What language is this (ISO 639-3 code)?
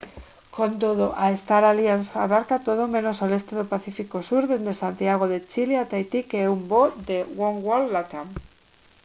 glg